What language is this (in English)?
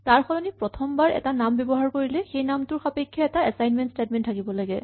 Assamese